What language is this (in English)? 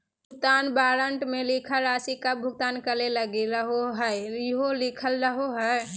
Magahi